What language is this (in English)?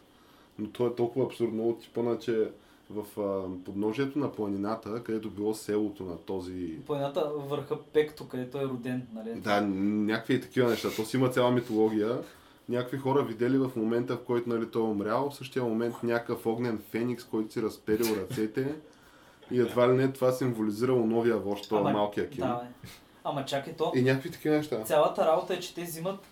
Bulgarian